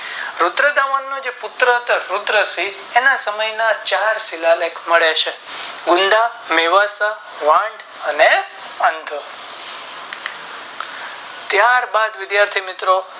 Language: Gujarati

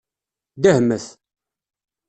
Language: Kabyle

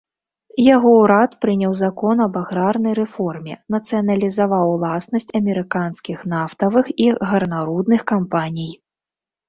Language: Belarusian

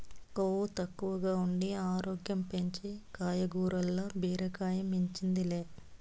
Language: Telugu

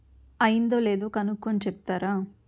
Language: Telugu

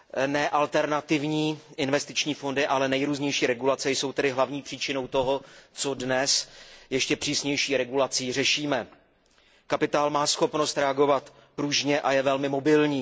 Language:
Czech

